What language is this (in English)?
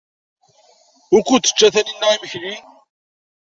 Kabyle